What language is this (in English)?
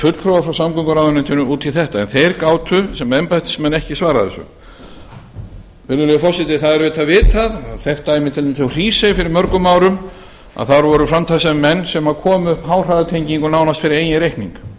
Icelandic